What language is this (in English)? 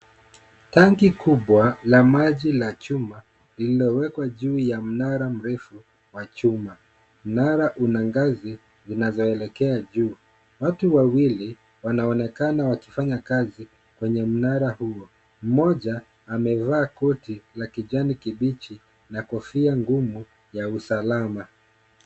Swahili